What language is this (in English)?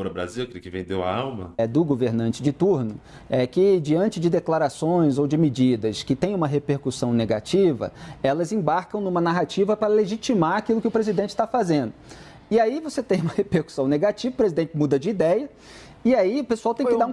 Portuguese